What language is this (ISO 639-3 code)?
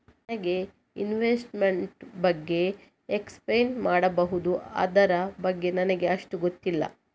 kan